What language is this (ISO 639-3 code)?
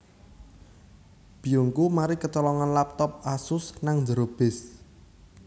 jav